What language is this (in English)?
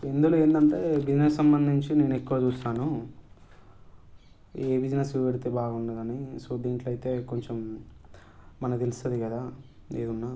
Telugu